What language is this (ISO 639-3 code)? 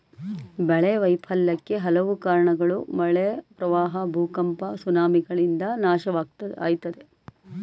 kan